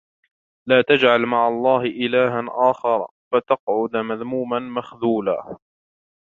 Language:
Arabic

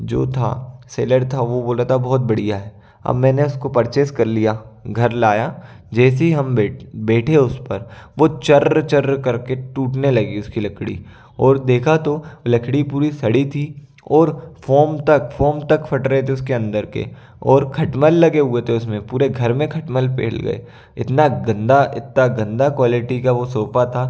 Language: Hindi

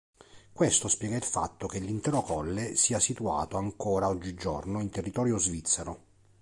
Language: Italian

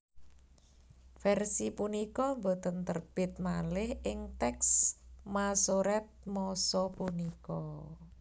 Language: Javanese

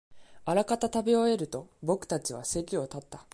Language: Japanese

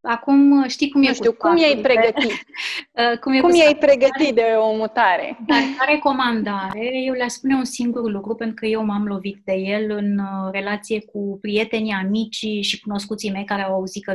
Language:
Romanian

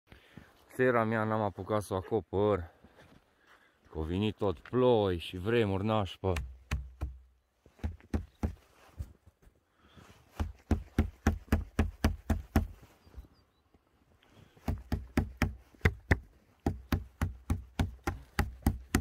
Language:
Romanian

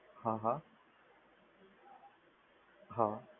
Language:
Gujarati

